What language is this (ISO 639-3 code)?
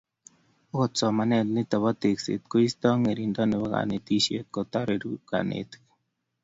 kln